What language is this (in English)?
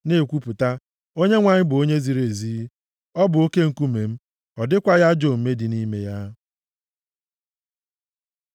Igbo